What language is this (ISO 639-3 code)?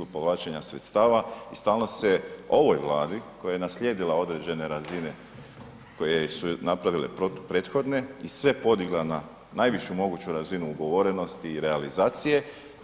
hrv